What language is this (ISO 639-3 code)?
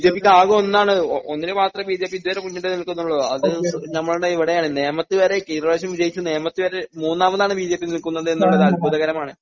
mal